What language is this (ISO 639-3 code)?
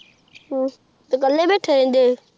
pan